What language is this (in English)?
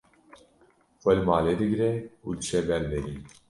Kurdish